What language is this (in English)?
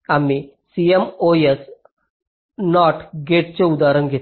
Marathi